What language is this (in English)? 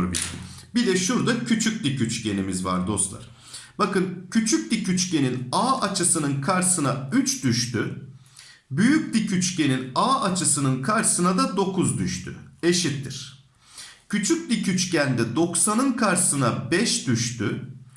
Turkish